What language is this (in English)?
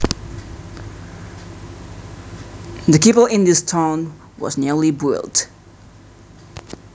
Javanese